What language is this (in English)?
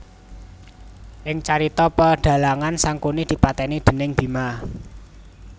Javanese